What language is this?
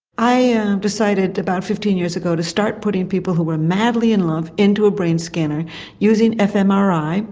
English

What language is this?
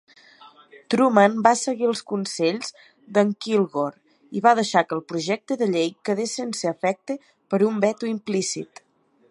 Catalan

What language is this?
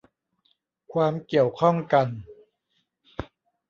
Thai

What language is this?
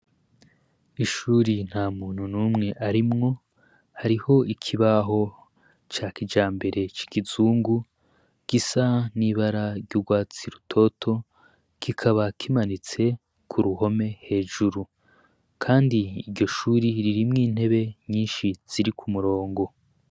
Rundi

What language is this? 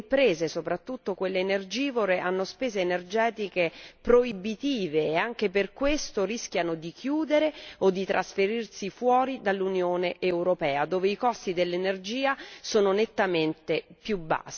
Italian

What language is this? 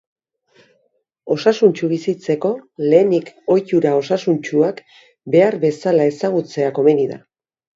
Basque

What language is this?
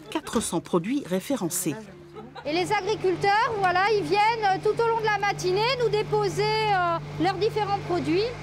French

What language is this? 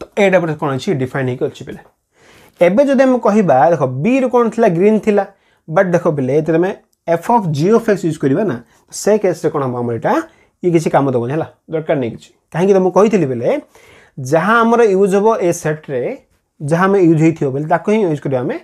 Hindi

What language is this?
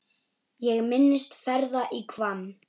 Icelandic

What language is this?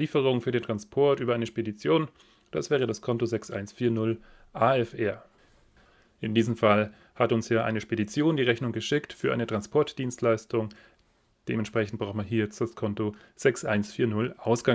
German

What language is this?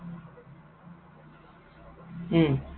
Assamese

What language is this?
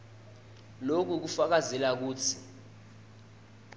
Swati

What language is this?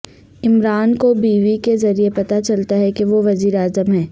Urdu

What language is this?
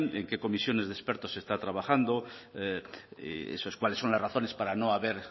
Spanish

